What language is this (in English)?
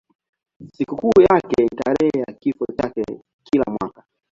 Swahili